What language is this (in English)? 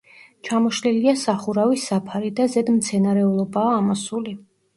Georgian